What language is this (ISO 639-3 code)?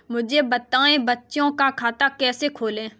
hin